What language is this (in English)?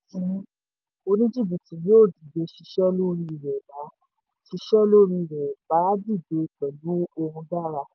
Yoruba